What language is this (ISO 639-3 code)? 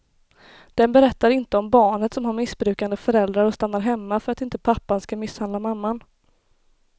swe